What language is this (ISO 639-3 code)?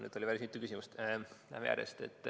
est